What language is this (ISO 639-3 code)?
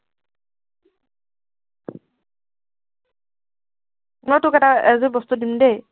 asm